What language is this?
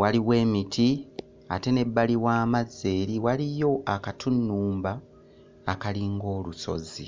Ganda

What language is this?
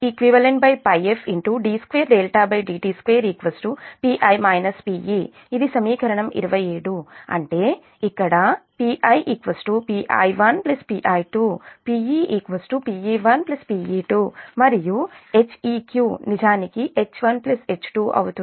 Telugu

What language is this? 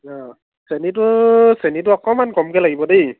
Assamese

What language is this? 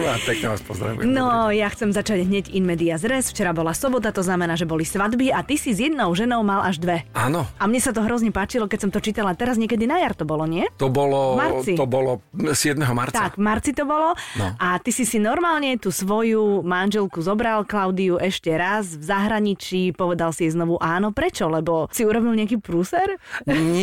Slovak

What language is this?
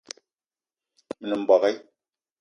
Eton (Cameroon)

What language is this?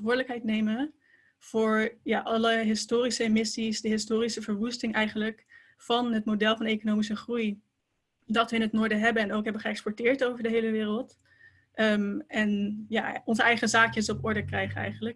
Dutch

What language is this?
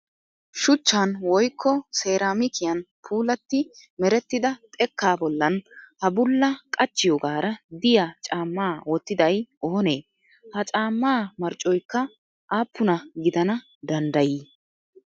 Wolaytta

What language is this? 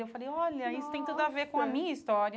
Portuguese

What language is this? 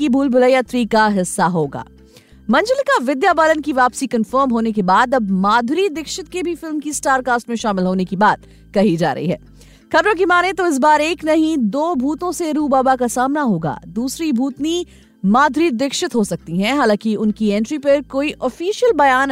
Hindi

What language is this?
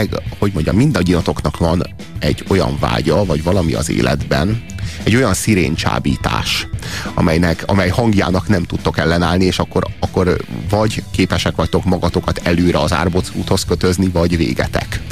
Hungarian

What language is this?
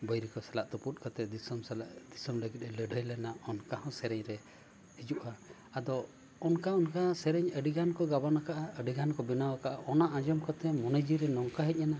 Santali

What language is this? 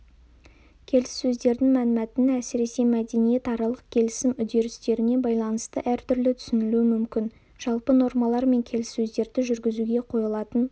Kazakh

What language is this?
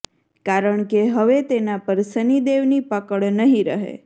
Gujarati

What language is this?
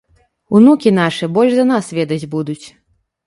Belarusian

